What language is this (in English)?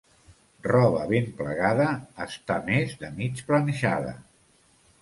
Catalan